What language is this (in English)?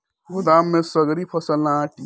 Bhojpuri